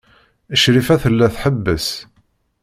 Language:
Kabyle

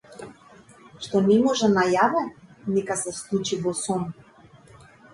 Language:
Macedonian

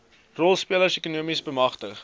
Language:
Afrikaans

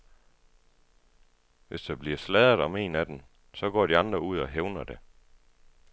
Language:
Danish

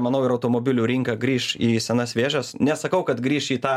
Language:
Lithuanian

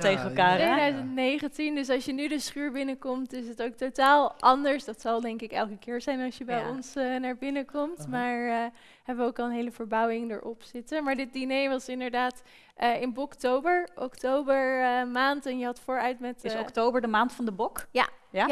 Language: Dutch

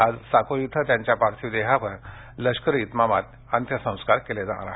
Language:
Marathi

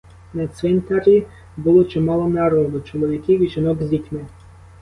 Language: Ukrainian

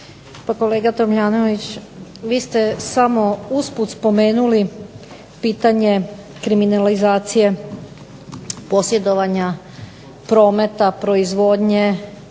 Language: Croatian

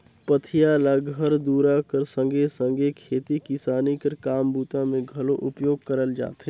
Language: Chhattisgarhi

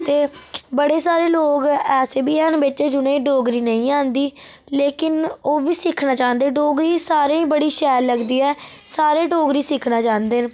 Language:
Dogri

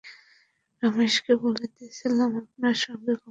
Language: Bangla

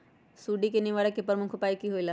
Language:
Magahi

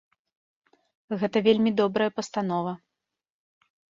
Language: Belarusian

